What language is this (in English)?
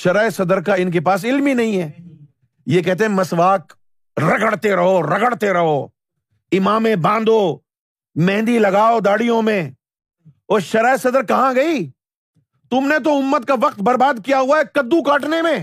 Urdu